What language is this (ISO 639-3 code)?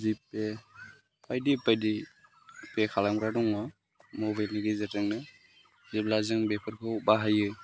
brx